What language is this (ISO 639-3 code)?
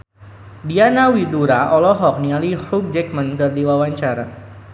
sun